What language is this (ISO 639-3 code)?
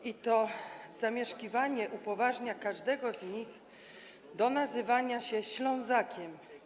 pol